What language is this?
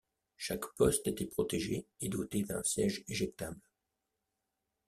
French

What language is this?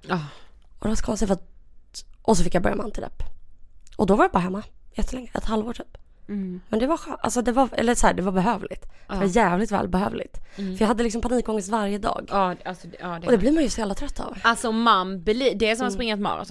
Swedish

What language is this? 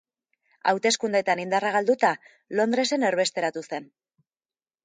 Basque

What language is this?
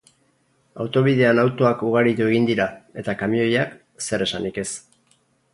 Basque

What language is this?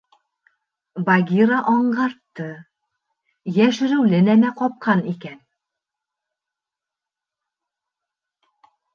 Bashkir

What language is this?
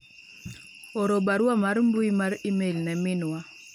Luo (Kenya and Tanzania)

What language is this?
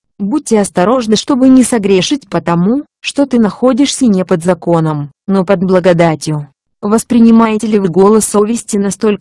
Russian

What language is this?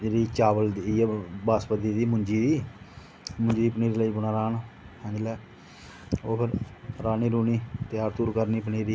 Dogri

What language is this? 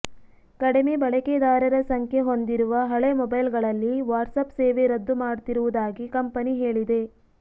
Kannada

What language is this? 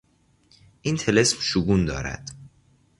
Persian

